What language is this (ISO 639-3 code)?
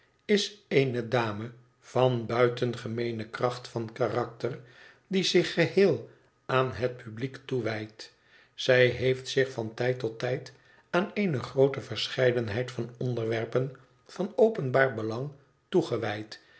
nld